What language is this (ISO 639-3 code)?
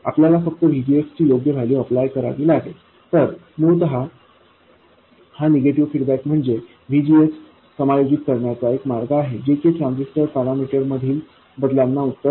mar